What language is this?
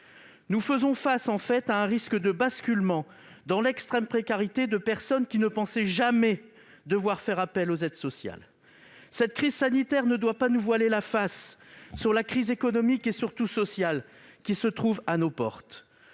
French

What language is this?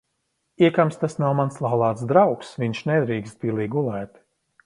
Latvian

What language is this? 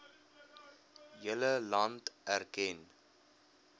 Afrikaans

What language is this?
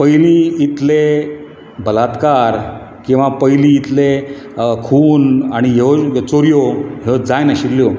Konkani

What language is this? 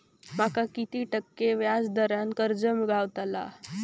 Marathi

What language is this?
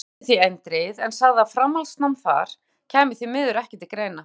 Icelandic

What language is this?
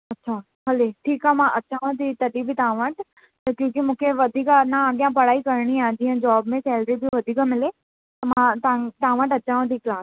Sindhi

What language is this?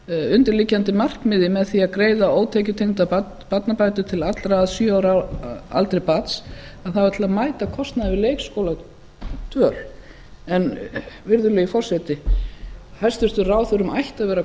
Icelandic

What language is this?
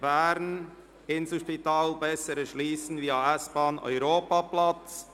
Swiss German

